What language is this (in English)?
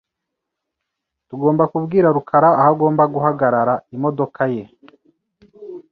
Kinyarwanda